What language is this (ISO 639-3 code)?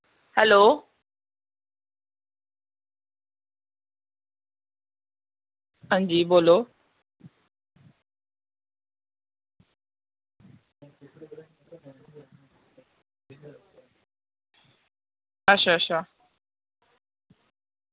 doi